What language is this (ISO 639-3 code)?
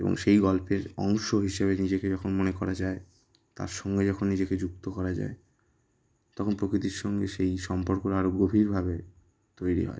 ben